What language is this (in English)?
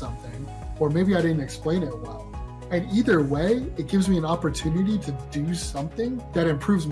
English